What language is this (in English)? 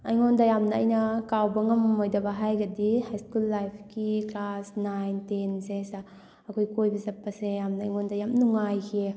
Manipuri